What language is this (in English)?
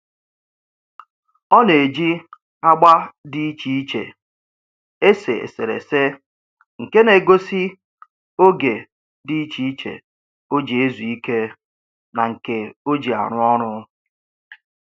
Igbo